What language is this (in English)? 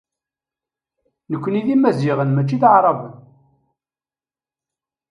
Kabyle